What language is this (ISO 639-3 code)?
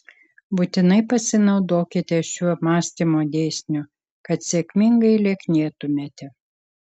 lit